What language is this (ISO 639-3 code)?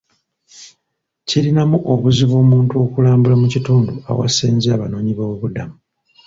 lug